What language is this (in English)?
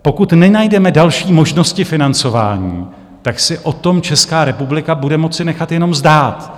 Czech